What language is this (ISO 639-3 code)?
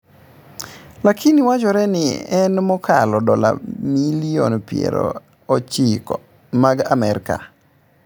luo